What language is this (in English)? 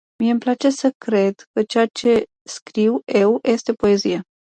Romanian